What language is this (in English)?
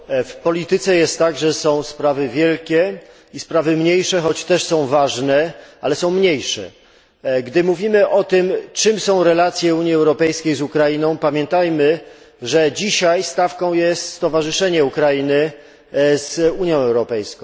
Polish